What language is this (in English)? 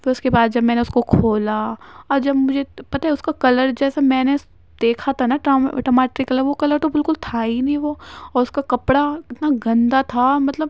Urdu